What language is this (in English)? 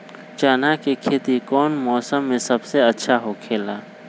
Magahi